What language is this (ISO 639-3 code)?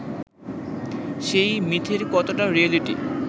ben